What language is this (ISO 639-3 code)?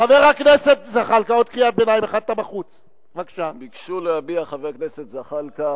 heb